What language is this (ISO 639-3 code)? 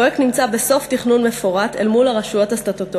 heb